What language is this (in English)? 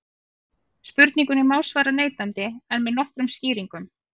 Icelandic